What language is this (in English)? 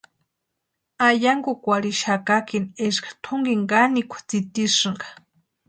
Western Highland Purepecha